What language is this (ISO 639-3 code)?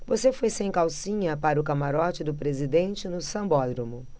por